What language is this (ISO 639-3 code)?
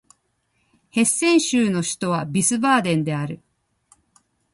jpn